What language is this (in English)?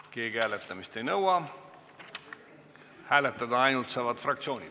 Estonian